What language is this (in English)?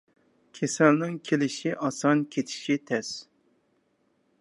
Uyghur